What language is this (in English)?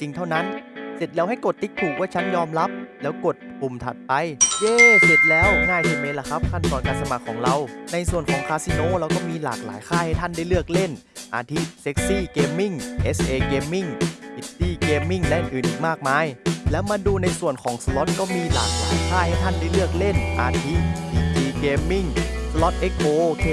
Thai